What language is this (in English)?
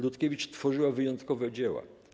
Polish